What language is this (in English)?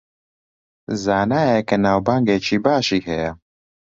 Central Kurdish